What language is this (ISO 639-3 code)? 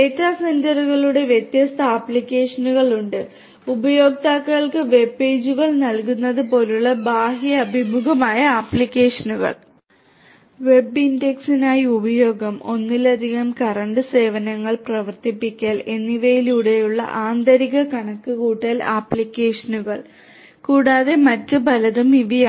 mal